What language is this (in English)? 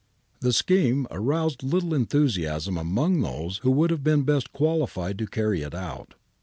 English